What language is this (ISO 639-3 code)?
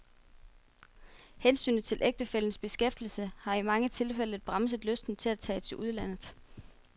dan